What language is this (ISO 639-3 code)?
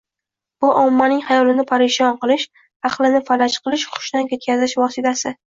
uzb